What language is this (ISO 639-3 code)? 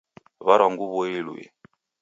dav